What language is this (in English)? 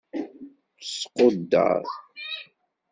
Kabyle